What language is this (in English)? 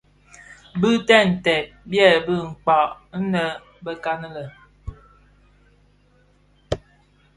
Bafia